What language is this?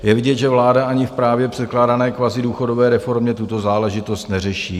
Czech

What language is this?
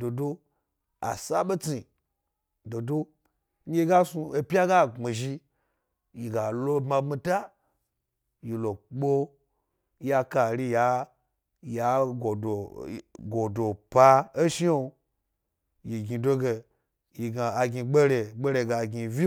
Gbari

